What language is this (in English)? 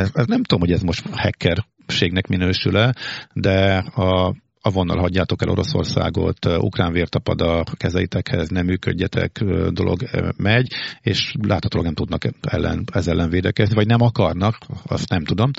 Hungarian